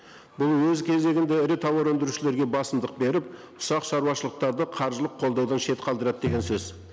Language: Kazakh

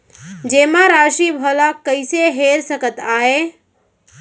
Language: Chhattisgarhi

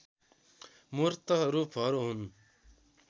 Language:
Nepali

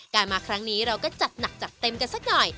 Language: Thai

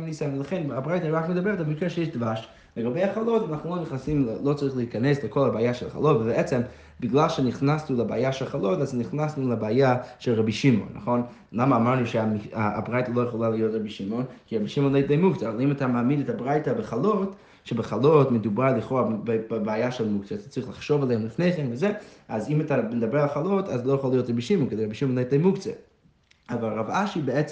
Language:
Hebrew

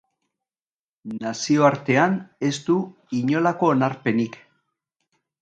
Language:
Basque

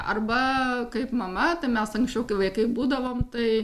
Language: Lithuanian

